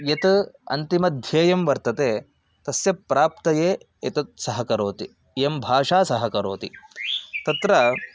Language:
Sanskrit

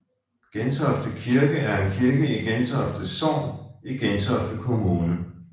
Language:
Danish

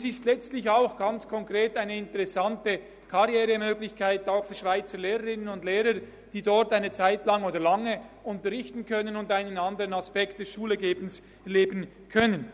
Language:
Swiss German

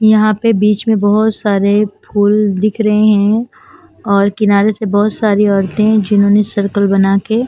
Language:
Hindi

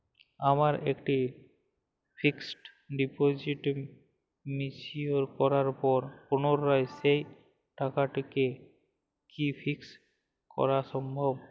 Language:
Bangla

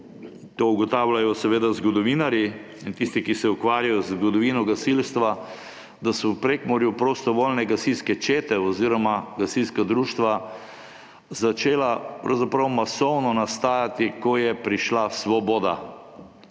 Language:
Slovenian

